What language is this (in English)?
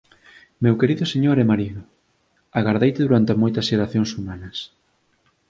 Galician